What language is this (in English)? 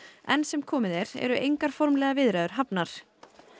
Icelandic